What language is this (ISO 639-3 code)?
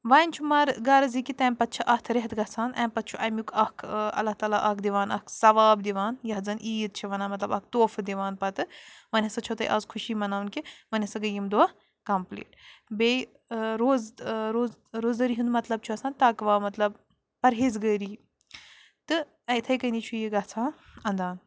kas